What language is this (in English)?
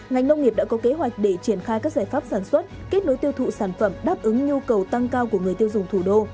Vietnamese